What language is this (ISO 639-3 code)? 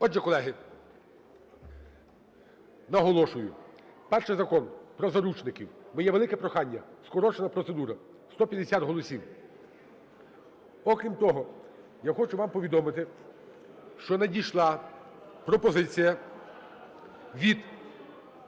ukr